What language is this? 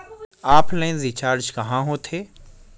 Chhattisgarhi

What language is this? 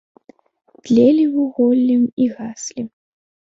Belarusian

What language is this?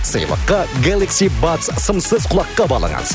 Kazakh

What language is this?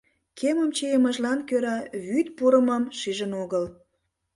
Mari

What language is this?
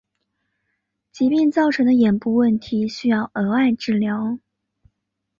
Chinese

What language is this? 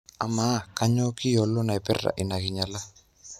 Masai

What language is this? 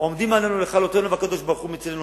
Hebrew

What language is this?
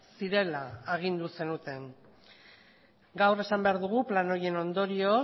Basque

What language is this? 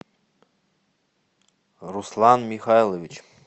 Russian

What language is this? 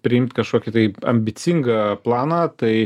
Lithuanian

